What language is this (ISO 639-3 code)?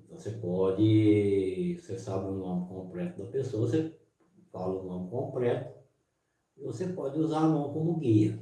por